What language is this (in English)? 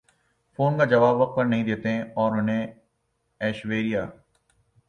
Urdu